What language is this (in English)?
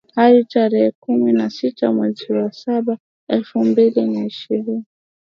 Swahili